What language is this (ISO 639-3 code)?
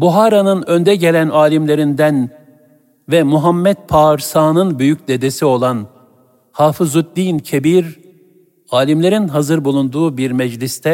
tur